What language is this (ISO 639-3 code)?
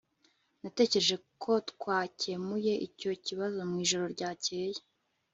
kin